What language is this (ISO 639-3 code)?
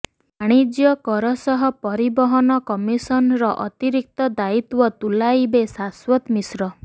ori